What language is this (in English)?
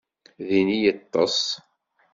Kabyle